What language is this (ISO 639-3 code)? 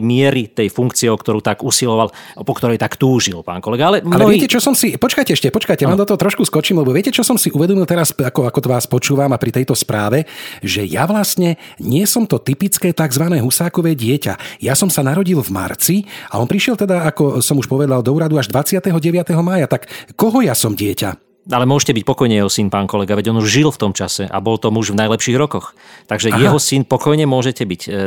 slk